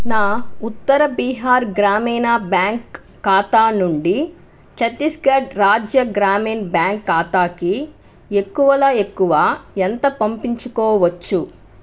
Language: Telugu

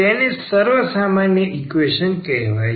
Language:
Gujarati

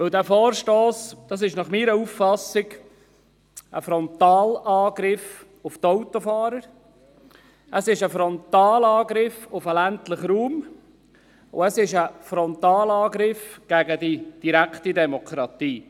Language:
Swiss German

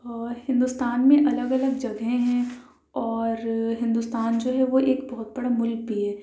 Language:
Urdu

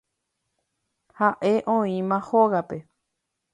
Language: Guarani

